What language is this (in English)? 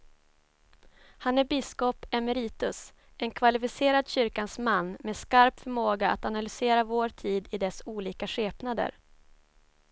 Swedish